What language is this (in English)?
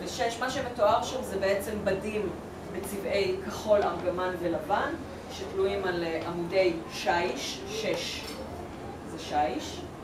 Hebrew